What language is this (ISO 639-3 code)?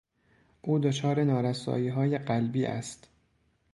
fas